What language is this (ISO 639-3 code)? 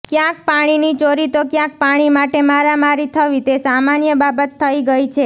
guj